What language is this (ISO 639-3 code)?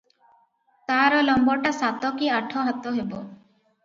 ori